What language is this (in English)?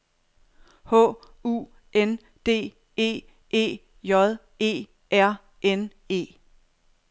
Danish